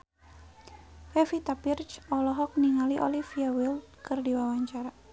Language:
Sundanese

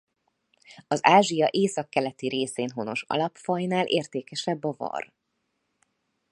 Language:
Hungarian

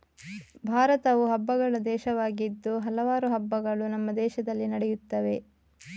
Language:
Kannada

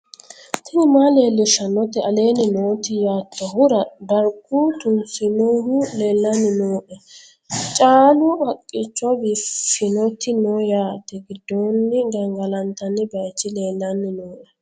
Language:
Sidamo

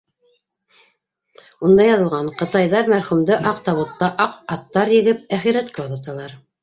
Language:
Bashkir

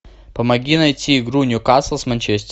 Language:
Russian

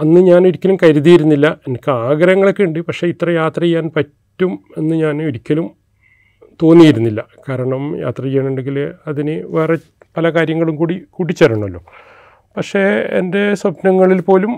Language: Malayalam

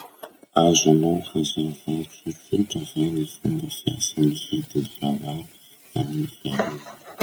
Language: Masikoro Malagasy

